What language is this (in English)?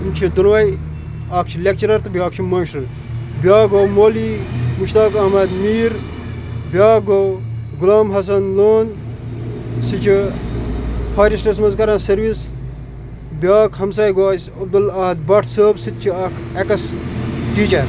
Kashmiri